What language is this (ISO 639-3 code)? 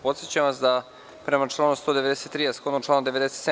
srp